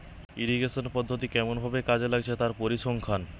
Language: Bangla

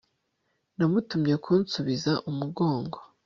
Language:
Kinyarwanda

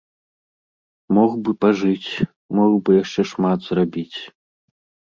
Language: Belarusian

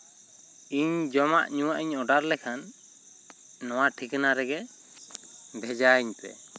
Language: Santali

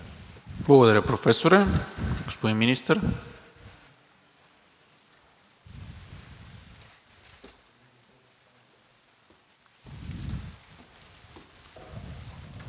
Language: Bulgarian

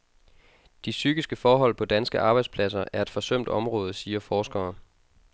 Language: Danish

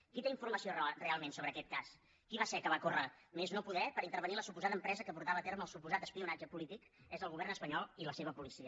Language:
Catalan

